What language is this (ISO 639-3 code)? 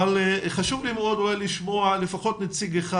heb